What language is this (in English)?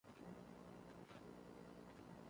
Central Kurdish